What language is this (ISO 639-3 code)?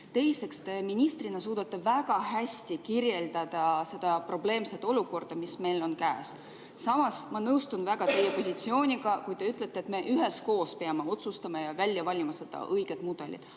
est